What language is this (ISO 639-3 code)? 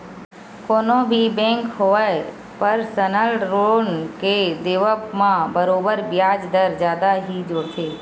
hne